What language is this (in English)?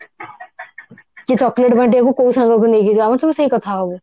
Odia